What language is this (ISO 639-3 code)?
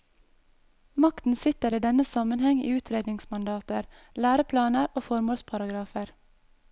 nor